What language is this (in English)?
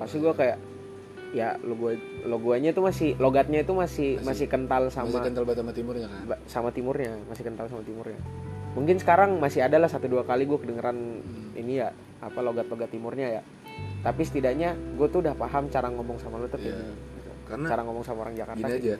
Indonesian